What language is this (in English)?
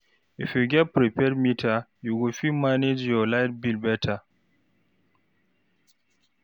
Nigerian Pidgin